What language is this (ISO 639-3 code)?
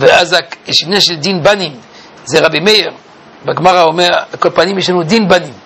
heb